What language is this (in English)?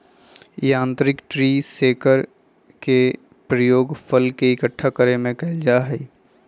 Magahi